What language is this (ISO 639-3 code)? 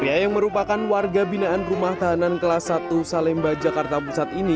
ind